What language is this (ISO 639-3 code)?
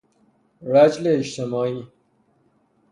fas